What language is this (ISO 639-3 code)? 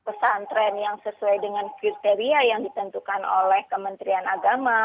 ind